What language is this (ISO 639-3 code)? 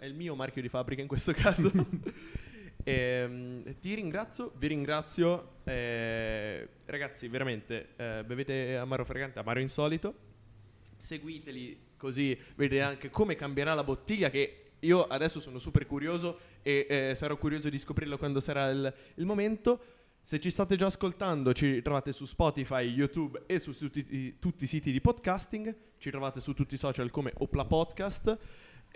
ita